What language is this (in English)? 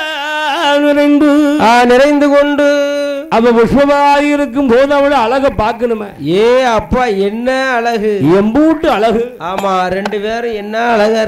Arabic